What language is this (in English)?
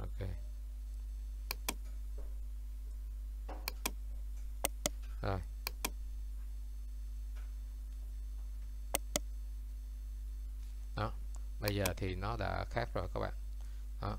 Vietnamese